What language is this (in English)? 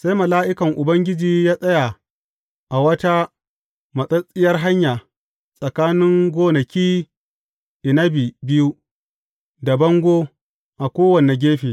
Hausa